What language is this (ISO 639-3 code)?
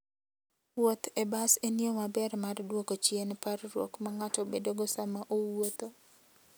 luo